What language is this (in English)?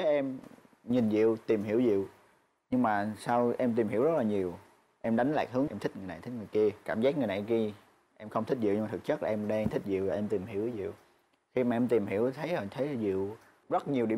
Vietnamese